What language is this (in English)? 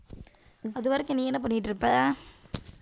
Tamil